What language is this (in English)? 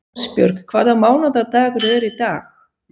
Icelandic